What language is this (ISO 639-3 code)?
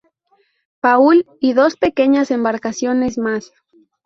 spa